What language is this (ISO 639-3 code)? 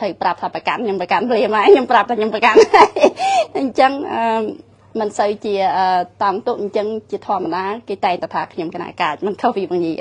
tha